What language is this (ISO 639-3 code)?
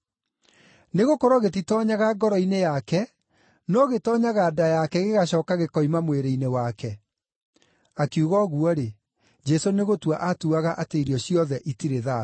kik